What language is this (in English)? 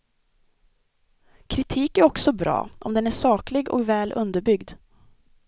Swedish